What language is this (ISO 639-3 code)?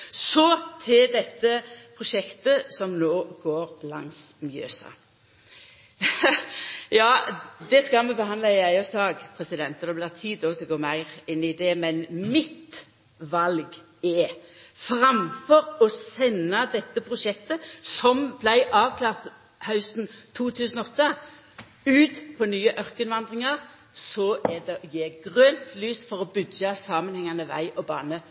nno